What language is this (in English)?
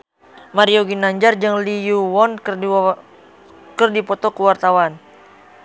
Sundanese